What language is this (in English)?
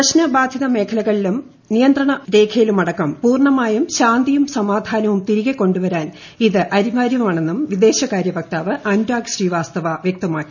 Malayalam